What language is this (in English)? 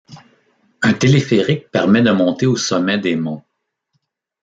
French